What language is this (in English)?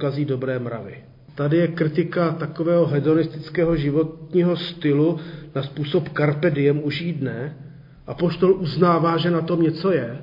Czech